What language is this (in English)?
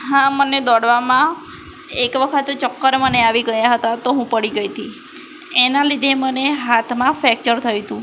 Gujarati